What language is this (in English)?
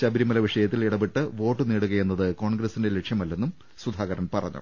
Malayalam